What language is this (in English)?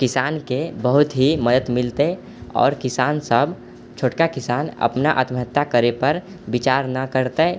Maithili